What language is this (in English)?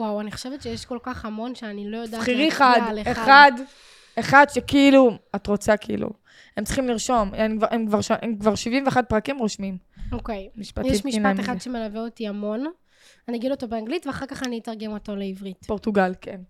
Hebrew